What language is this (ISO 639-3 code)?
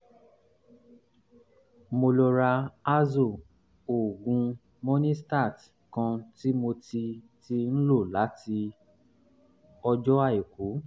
yor